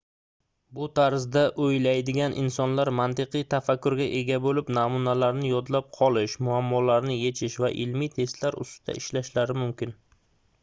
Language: Uzbek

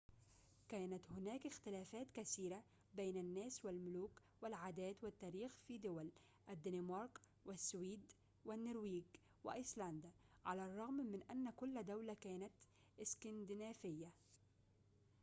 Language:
Arabic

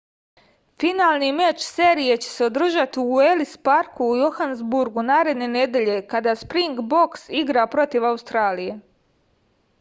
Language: Serbian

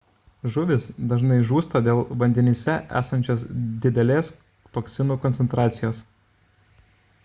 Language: Lithuanian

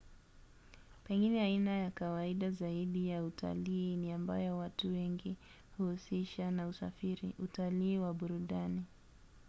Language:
Swahili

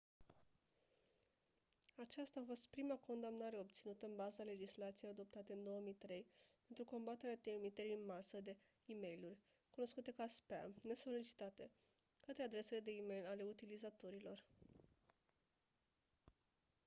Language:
Romanian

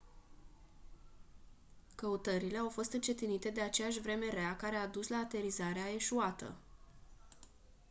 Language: Romanian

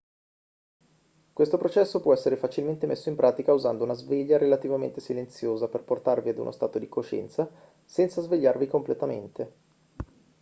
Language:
Italian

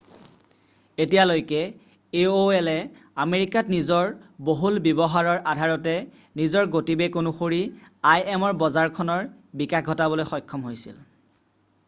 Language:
Assamese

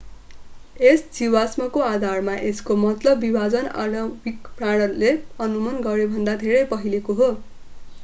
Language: Nepali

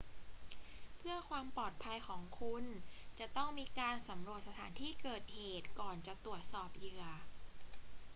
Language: Thai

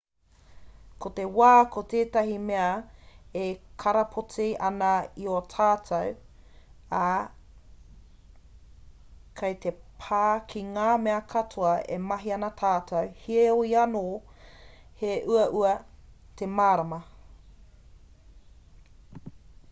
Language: Māori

